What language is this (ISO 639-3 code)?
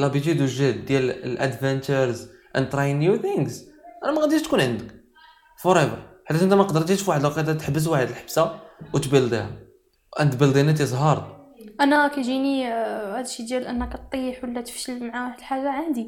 ara